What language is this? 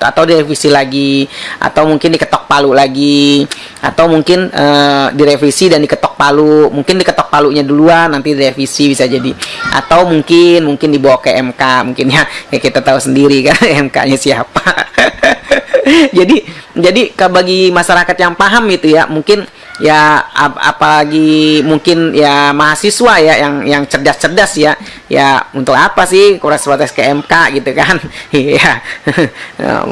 Indonesian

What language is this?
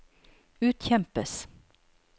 Norwegian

